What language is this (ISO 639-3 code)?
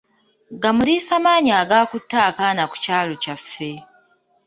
lug